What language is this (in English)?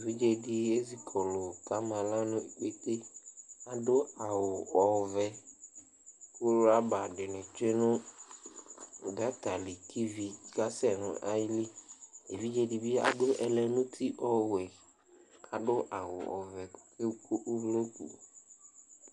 Ikposo